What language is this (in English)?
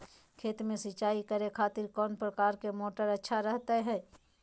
Magahi